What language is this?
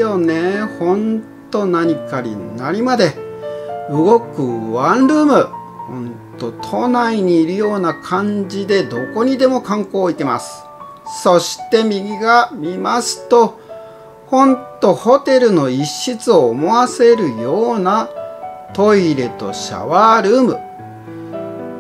Japanese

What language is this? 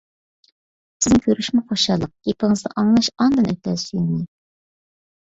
Uyghur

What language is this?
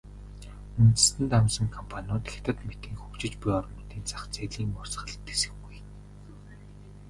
Mongolian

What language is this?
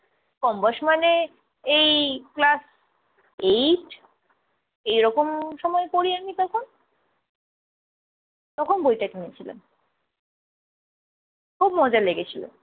Bangla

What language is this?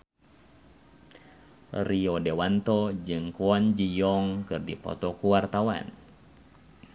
Sundanese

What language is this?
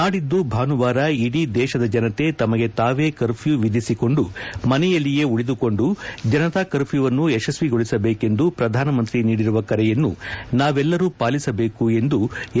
Kannada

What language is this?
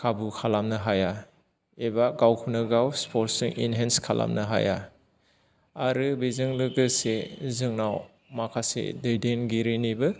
Bodo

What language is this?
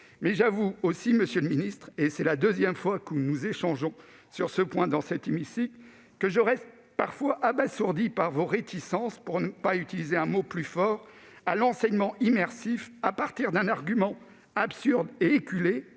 French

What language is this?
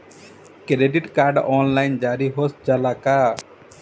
Bhojpuri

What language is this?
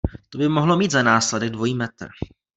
Czech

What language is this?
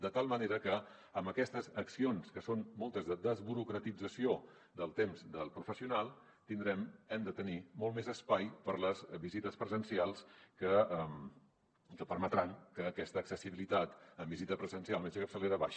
Catalan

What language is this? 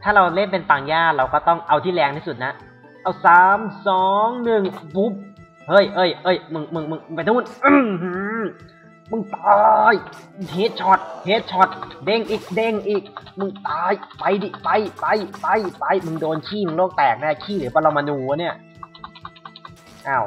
Thai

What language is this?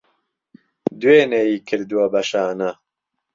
Central Kurdish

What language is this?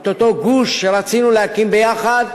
Hebrew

